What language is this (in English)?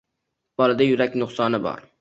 Uzbek